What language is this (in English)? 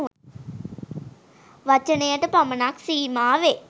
Sinhala